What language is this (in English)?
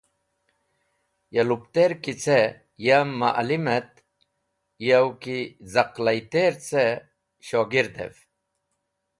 Wakhi